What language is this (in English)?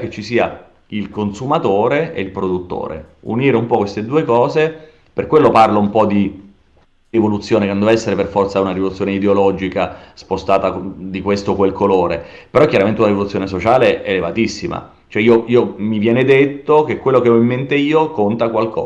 Italian